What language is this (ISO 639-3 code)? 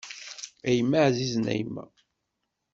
kab